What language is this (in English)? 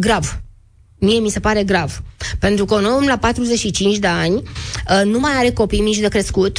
Romanian